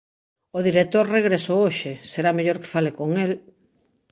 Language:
Galician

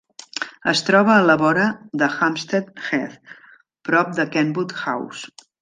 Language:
Catalan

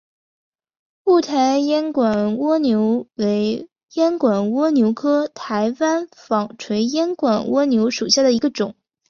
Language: Chinese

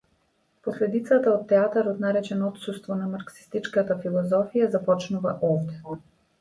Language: Macedonian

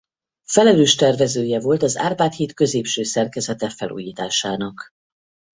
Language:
Hungarian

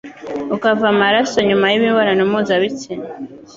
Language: Kinyarwanda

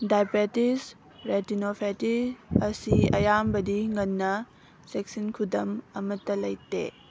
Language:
Manipuri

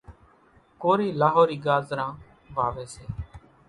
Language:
Kachi Koli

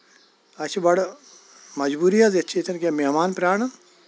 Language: Kashmiri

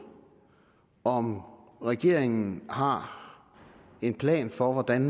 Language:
Danish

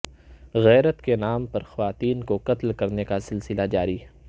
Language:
Urdu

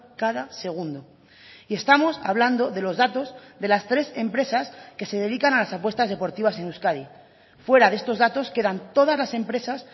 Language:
Spanish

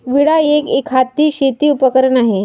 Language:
Marathi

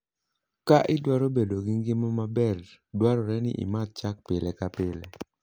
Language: Luo (Kenya and Tanzania)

